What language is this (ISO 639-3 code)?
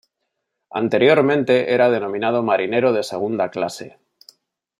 spa